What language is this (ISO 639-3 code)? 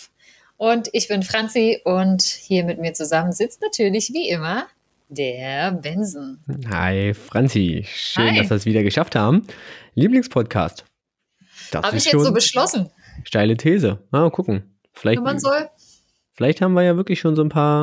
deu